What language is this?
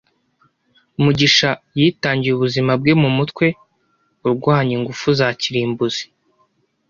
Kinyarwanda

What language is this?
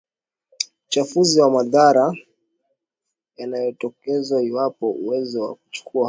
Swahili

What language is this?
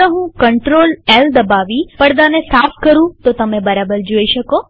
Gujarati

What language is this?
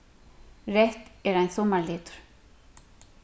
Faroese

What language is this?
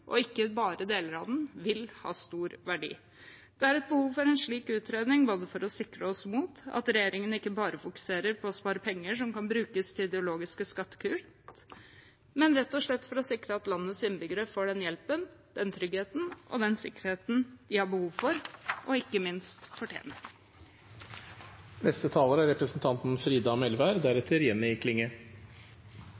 Norwegian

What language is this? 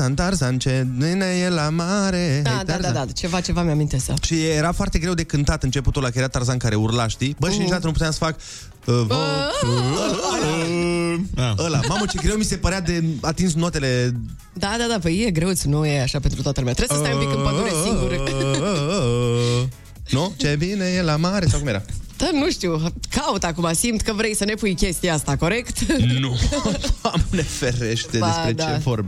Romanian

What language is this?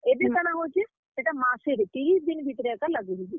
Odia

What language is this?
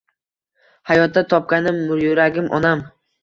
Uzbek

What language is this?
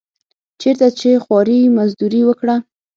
Pashto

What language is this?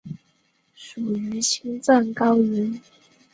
Chinese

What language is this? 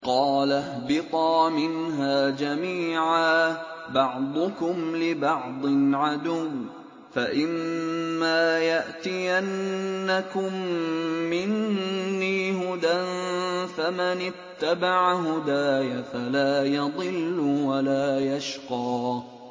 Arabic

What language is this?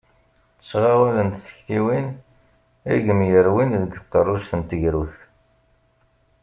Kabyle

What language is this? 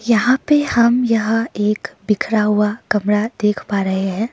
Hindi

